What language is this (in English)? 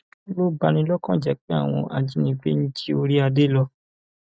Yoruba